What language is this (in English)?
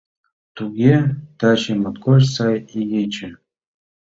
Mari